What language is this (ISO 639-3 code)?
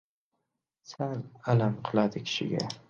uzb